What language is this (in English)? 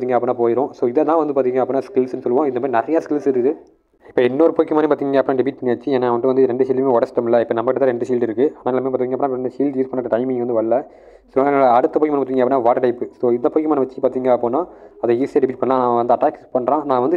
Tamil